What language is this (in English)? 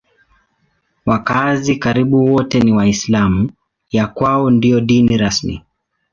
Swahili